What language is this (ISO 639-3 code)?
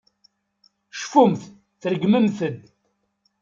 kab